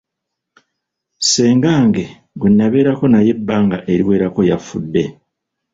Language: Ganda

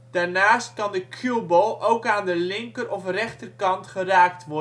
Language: Dutch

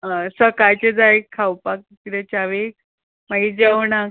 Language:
Konkani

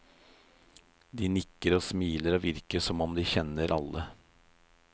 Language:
Norwegian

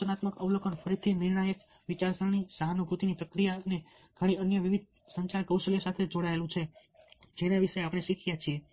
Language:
Gujarati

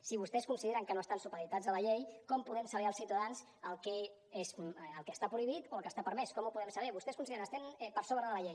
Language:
Catalan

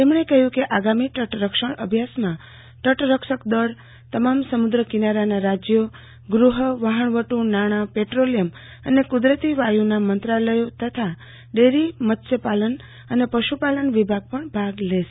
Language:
Gujarati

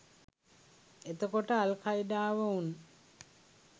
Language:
Sinhala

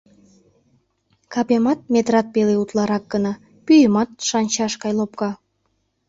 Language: Mari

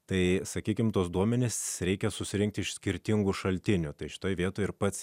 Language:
Lithuanian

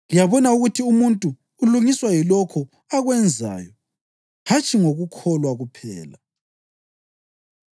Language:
North Ndebele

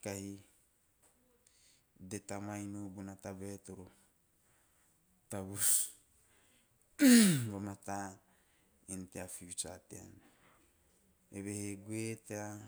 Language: Teop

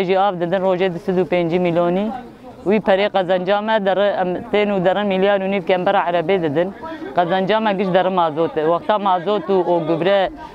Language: Arabic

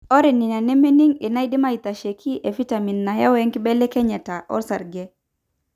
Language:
Masai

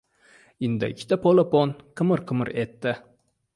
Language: Uzbek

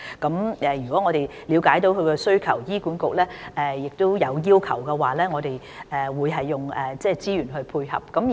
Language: Cantonese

